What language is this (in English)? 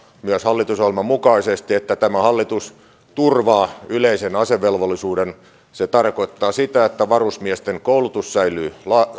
Finnish